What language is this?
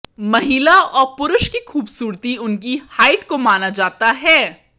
Hindi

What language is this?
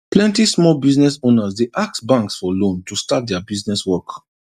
Nigerian Pidgin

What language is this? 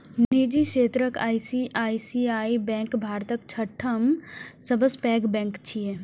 Maithili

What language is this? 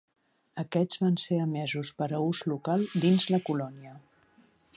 Catalan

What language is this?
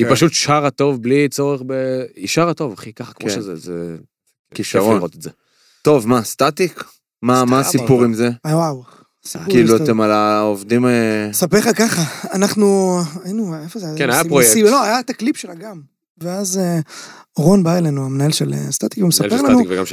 Hebrew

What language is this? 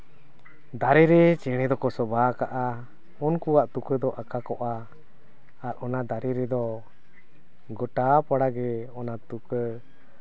Santali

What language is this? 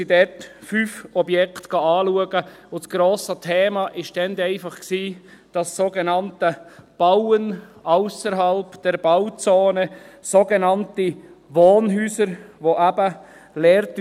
Swiss German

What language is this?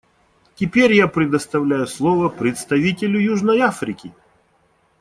Russian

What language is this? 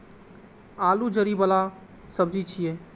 Maithili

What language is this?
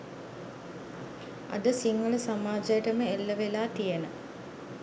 Sinhala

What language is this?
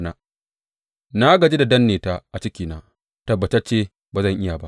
Hausa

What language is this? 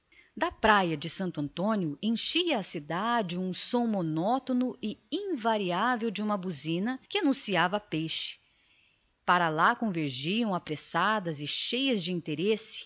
Portuguese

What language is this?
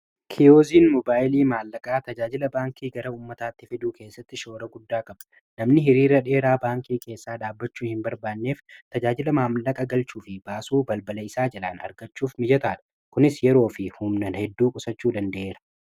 Oromo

